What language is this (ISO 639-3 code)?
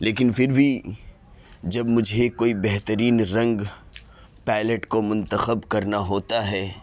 urd